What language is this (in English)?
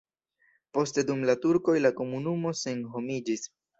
Esperanto